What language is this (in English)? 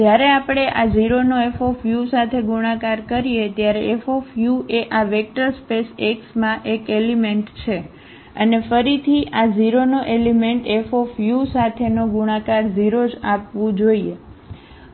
Gujarati